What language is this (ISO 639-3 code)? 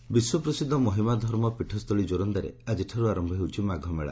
ori